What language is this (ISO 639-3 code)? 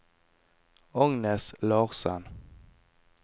nor